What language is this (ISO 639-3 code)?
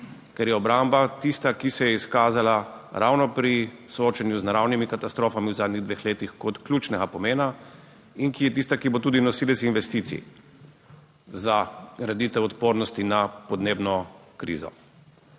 slv